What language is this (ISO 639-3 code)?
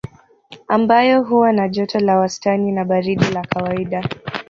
swa